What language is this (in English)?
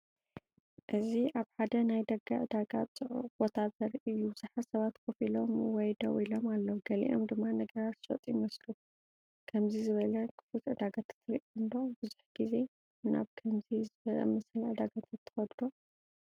Tigrinya